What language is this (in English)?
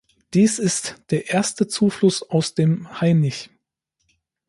German